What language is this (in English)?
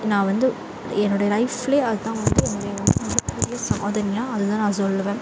Tamil